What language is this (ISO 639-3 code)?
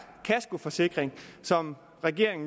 dan